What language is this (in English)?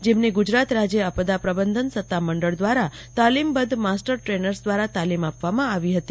Gujarati